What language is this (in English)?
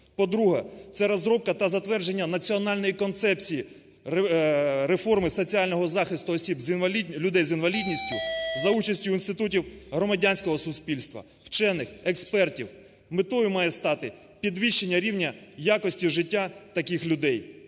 Ukrainian